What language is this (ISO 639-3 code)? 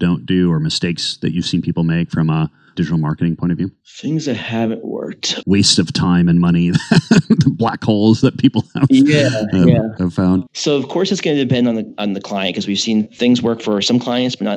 eng